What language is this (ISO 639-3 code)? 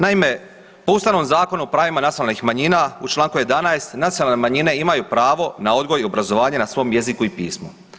hrv